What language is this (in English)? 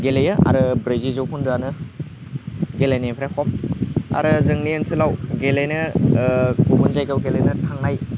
Bodo